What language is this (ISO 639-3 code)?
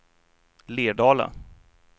swe